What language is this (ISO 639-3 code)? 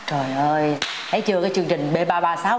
vie